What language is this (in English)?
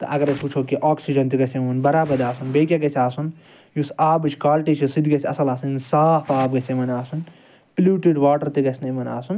Kashmiri